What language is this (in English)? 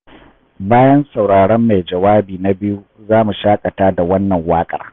Hausa